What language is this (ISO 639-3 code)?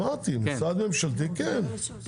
heb